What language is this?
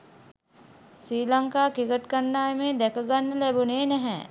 Sinhala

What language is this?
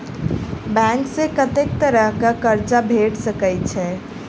Maithili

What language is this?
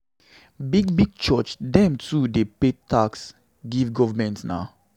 Nigerian Pidgin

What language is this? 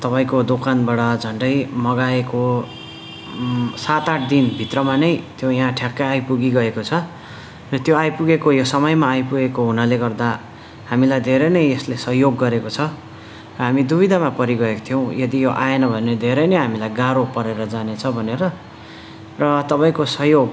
Nepali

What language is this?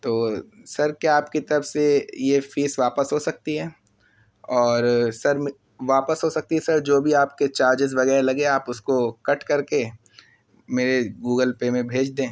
Urdu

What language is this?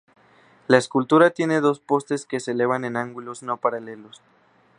Spanish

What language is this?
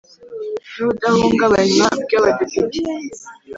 Kinyarwanda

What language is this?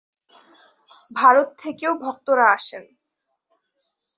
Bangla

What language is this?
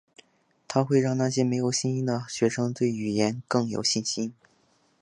Chinese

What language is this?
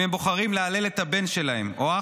Hebrew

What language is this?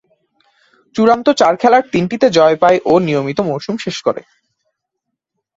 Bangla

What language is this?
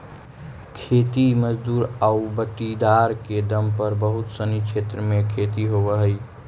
Magahi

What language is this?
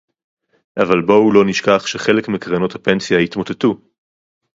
Hebrew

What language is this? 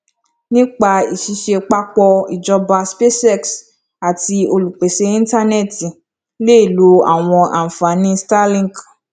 Yoruba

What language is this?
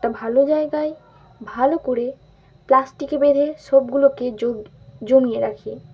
Bangla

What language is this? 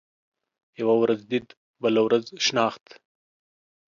Pashto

